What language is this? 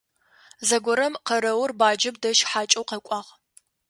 Adyghe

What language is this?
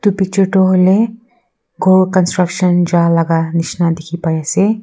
Naga Pidgin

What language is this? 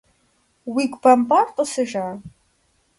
Kabardian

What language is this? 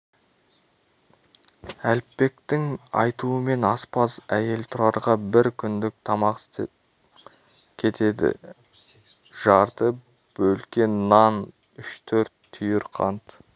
Kazakh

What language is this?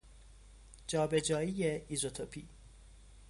Persian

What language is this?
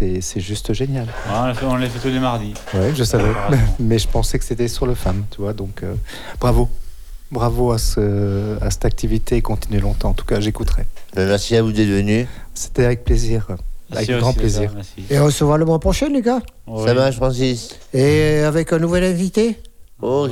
French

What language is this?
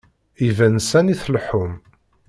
Kabyle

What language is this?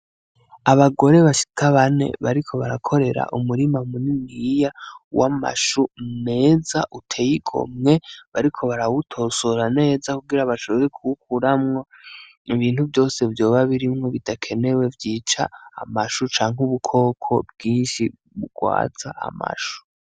Rundi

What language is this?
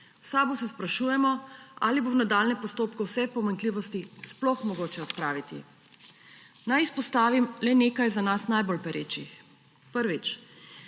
Slovenian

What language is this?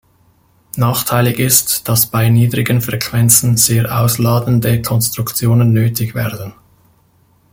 German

